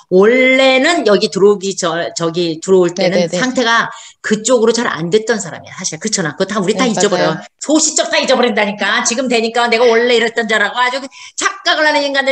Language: Korean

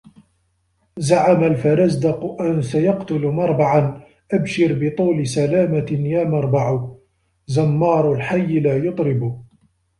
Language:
Arabic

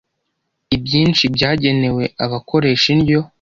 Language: Kinyarwanda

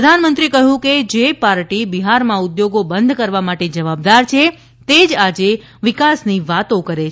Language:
Gujarati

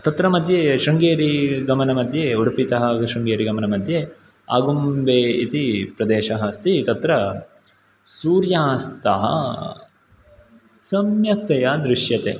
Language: Sanskrit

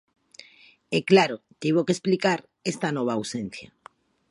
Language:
Galician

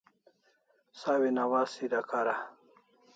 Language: Kalasha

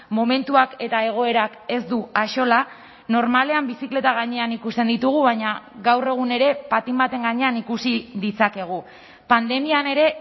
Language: Basque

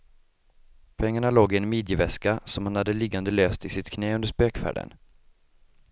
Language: Swedish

